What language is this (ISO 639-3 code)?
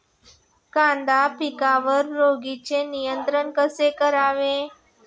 mar